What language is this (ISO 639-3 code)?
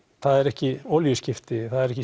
isl